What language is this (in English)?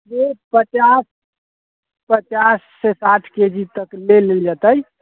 Maithili